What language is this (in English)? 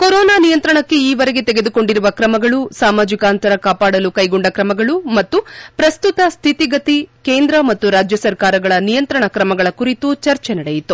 Kannada